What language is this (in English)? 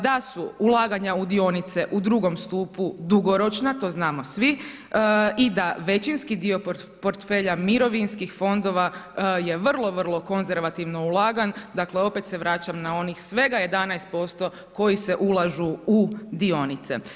Croatian